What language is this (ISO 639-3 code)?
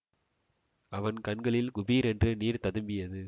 tam